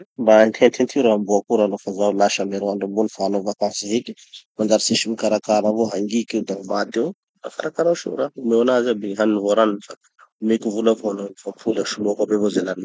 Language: Tanosy Malagasy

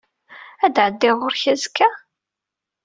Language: Kabyle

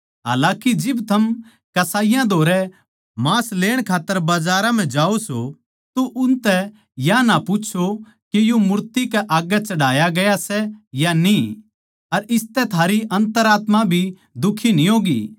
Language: Haryanvi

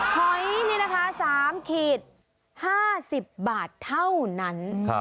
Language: Thai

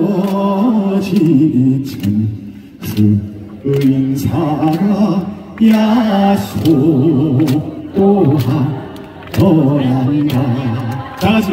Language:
Korean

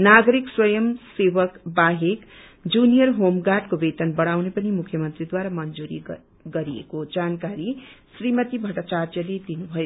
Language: Nepali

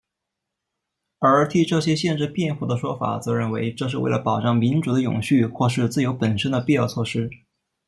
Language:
Chinese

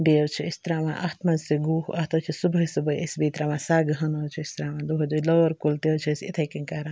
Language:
Kashmiri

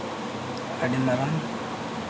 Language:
Santali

